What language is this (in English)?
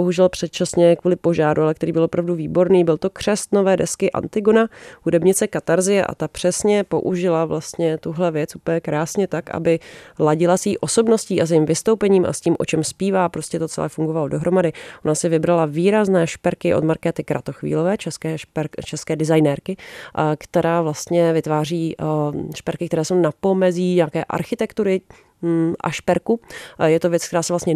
Czech